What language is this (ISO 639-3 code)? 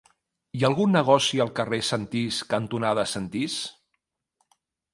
cat